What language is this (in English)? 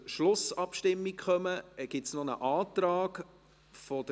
Swiss German